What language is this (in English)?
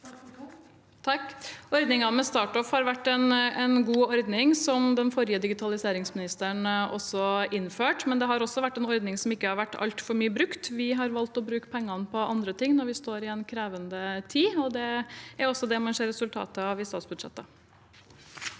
Norwegian